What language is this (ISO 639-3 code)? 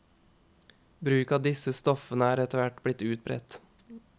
nor